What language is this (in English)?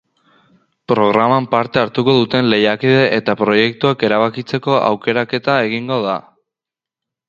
Basque